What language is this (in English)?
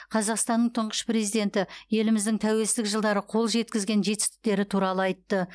Kazakh